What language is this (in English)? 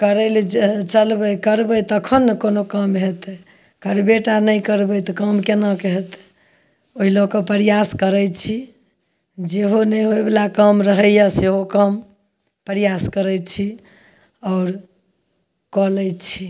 Maithili